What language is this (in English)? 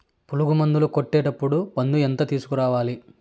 Telugu